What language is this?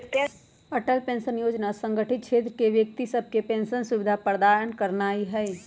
Magahi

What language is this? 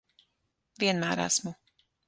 Latvian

